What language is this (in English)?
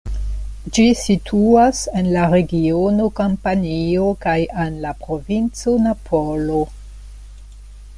Esperanto